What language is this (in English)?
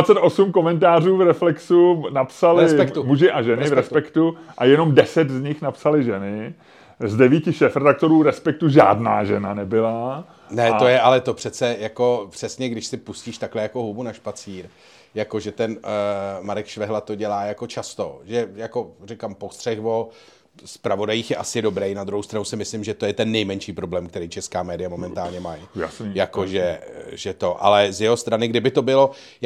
Czech